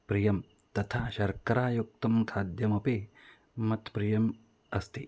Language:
Sanskrit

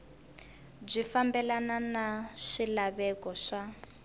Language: Tsonga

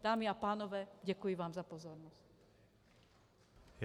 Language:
Czech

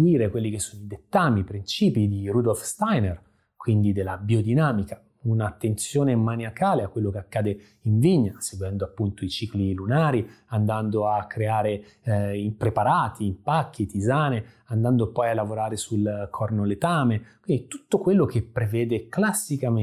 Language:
Italian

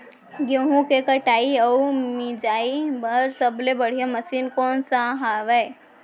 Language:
Chhattisgarhi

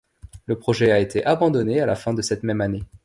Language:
French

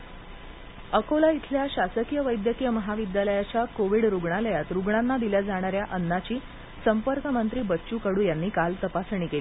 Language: Marathi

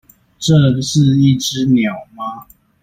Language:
Chinese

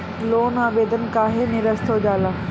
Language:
Bhojpuri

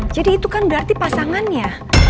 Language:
Indonesian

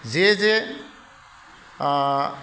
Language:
Bodo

